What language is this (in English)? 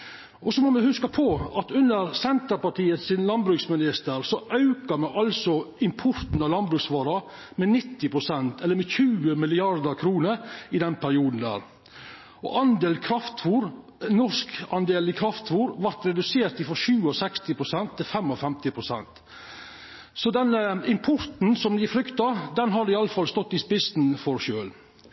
Norwegian Nynorsk